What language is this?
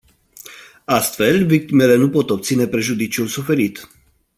Romanian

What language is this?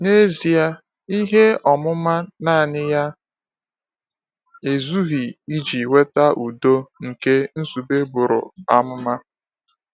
Igbo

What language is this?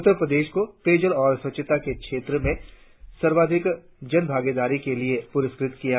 Hindi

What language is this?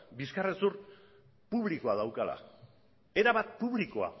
Basque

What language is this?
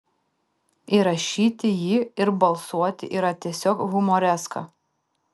Lithuanian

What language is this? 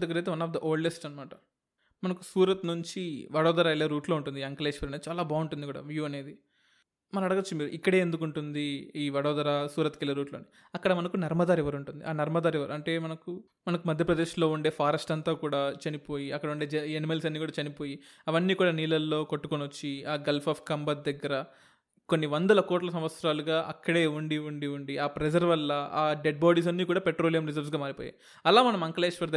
Telugu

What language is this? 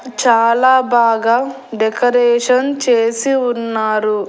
Telugu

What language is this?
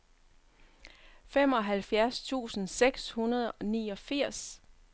Danish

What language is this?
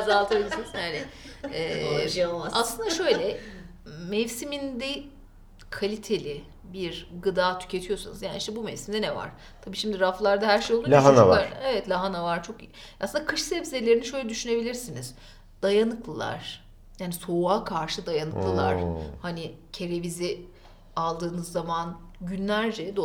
Turkish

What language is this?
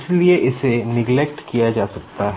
Hindi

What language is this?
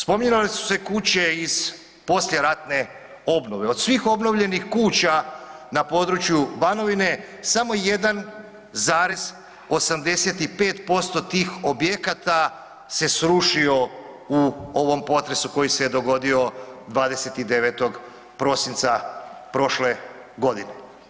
Croatian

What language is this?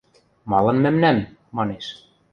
Western Mari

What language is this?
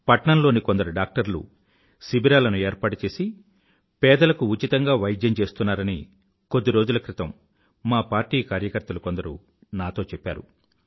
Telugu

